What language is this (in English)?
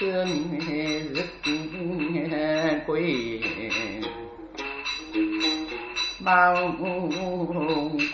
Vietnamese